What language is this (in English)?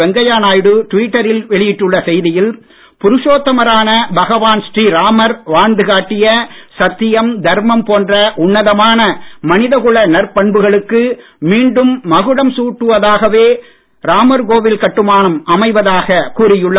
Tamil